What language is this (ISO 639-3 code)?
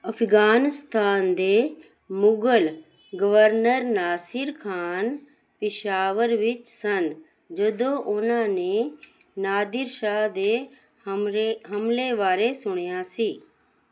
pan